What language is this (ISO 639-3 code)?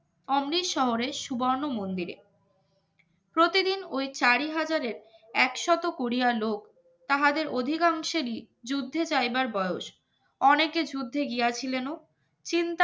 ben